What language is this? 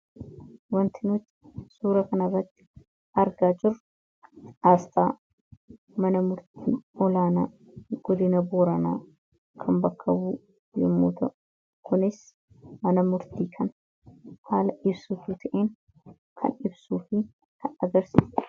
Oromo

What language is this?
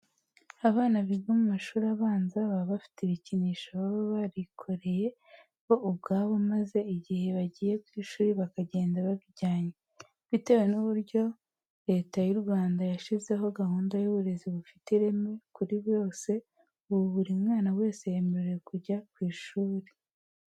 Kinyarwanda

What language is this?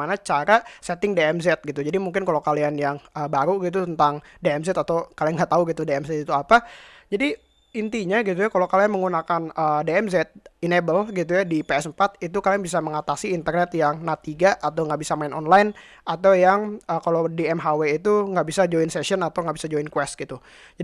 Indonesian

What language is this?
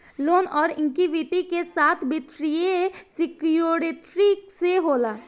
Bhojpuri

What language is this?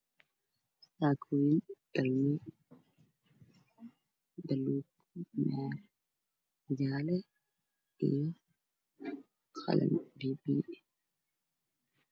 Somali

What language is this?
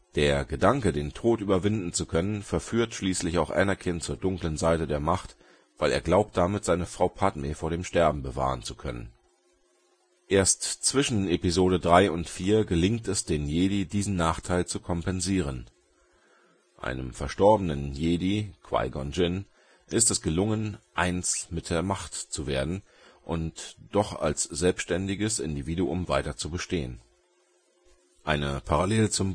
German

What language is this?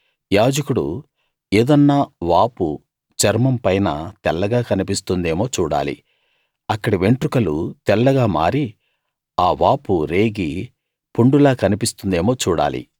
Telugu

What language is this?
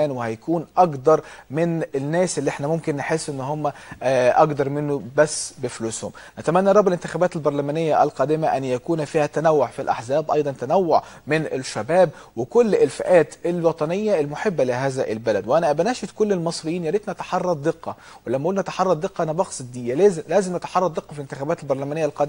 Arabic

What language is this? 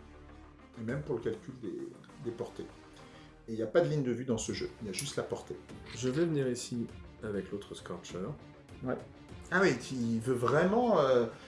French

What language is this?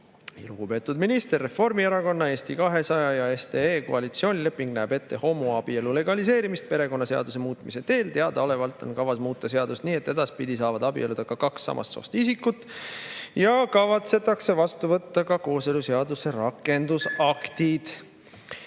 Estonian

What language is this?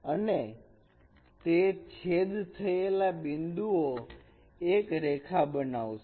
Gujarati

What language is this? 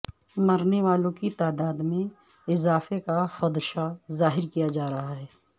Urdu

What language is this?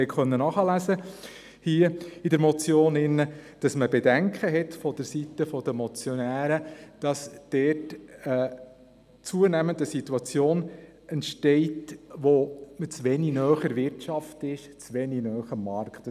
Swiss German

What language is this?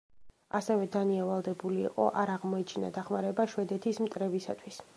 Georgian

